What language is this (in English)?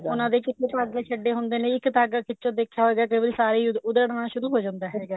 Punjabi